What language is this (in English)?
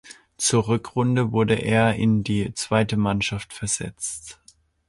German